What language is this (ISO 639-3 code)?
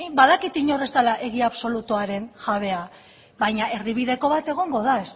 eus